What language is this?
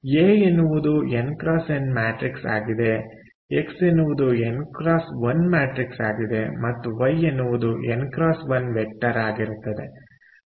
Kannada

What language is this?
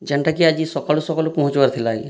Odia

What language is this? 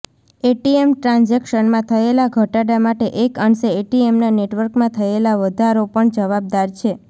Gujarati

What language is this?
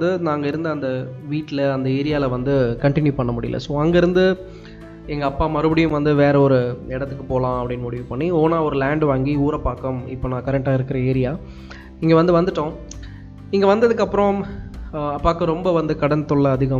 Tamil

